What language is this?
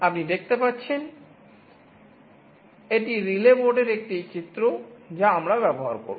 Bangla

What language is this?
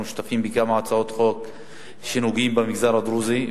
Hebrew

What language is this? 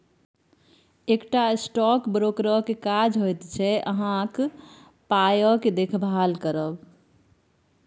Maithili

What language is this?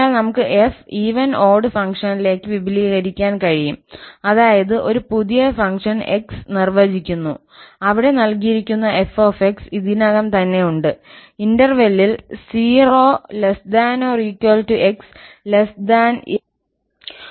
Malayalam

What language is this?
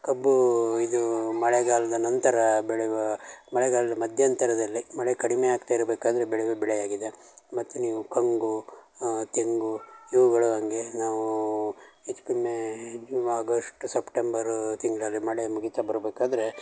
Kannada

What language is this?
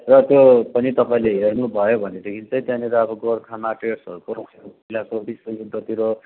Nepali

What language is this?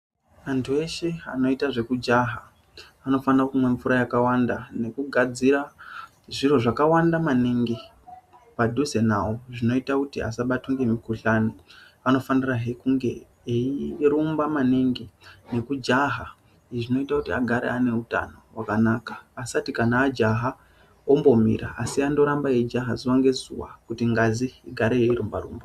Ndau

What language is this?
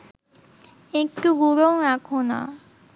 Bangla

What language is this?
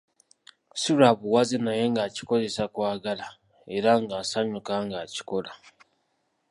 Ganda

